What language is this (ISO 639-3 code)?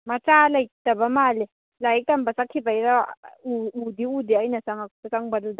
mni